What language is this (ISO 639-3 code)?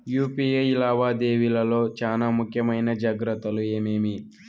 tel